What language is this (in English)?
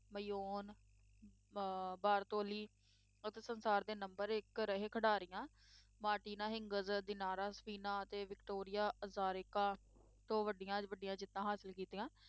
Punjabi